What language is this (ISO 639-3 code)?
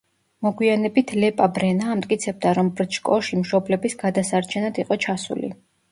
kat